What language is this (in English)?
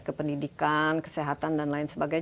Indonesian